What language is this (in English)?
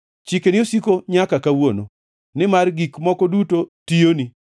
Luo (Kenya and Tanzania)